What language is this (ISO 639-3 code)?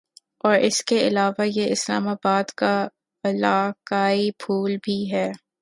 urd